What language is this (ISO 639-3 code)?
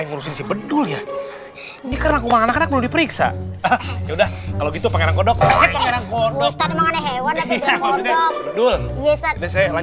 ind